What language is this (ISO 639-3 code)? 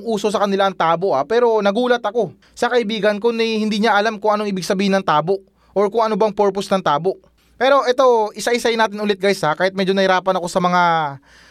fil